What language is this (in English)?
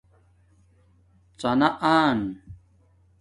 Domaaki